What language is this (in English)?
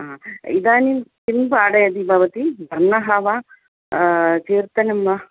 Sanskrit